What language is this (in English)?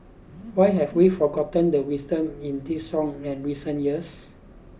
English